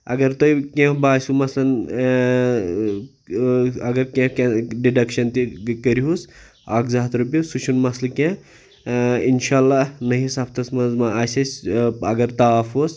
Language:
Kashmiri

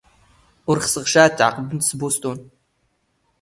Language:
Standard Moroccan Tamazight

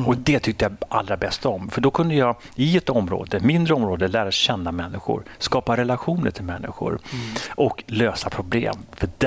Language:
Swedish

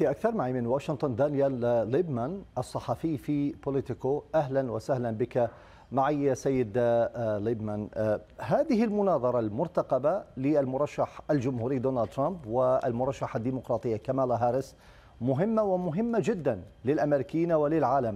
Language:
Arabic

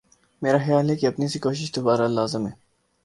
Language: Urdu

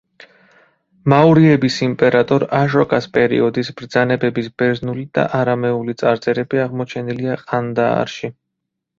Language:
Georgian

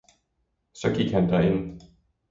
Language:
Danish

